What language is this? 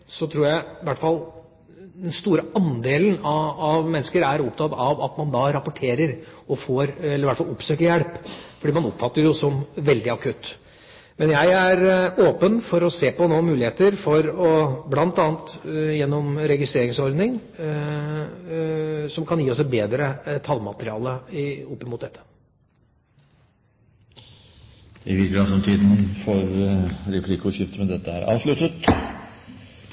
Norwegian Bokmål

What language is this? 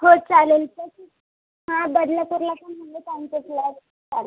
Marathi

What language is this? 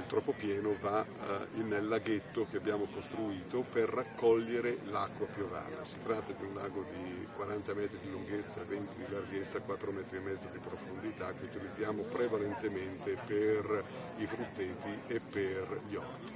Italian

